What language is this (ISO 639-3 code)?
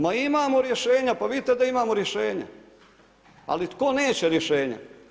hrv